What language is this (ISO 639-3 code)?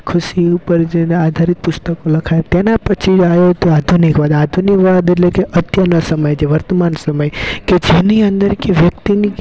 guj